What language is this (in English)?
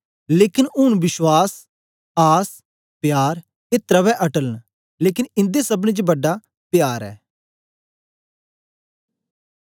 Dogri